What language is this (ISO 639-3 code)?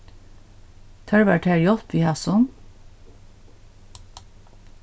fao